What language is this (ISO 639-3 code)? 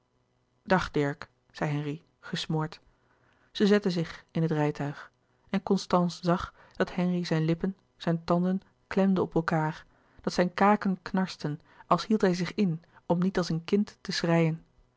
nld